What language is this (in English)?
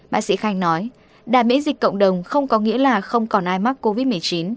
Vietnamese